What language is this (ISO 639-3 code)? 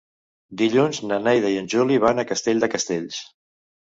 cat